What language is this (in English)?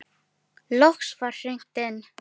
Icelandic